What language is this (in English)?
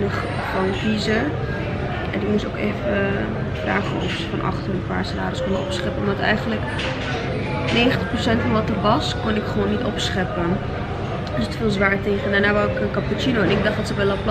Dutch